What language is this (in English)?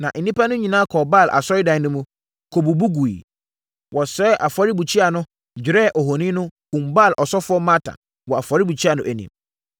Akan